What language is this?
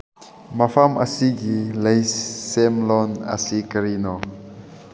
Manipuri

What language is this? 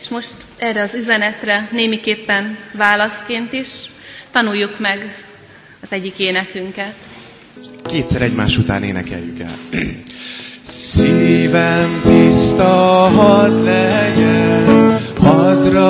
Hungarian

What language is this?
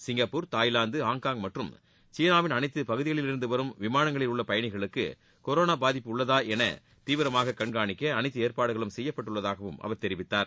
Tamil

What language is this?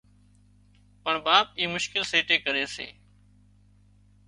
Wadiyara Koli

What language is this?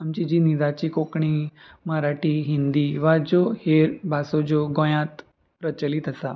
Konkani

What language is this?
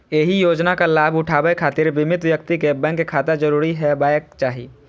Maithili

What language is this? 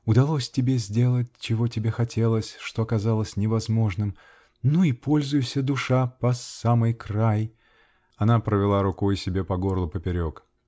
Russian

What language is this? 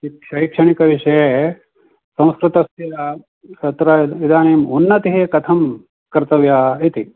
Sanskrit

